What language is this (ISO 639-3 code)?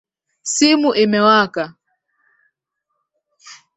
swa